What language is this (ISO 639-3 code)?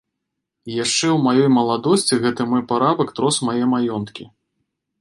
bel